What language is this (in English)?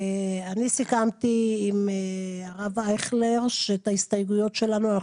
Hebrew